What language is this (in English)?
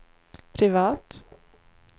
Swedish